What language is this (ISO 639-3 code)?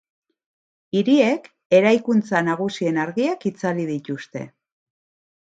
eus